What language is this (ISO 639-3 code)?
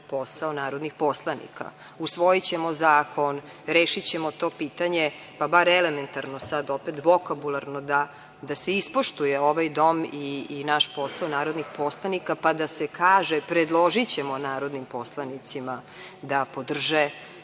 srp